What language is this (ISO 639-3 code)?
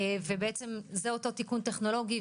heb